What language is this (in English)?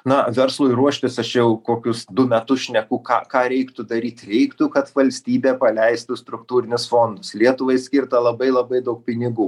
Lithuanian